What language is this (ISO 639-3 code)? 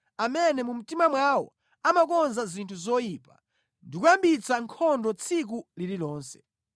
nya